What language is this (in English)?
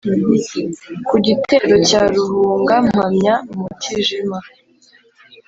Kinyarwanda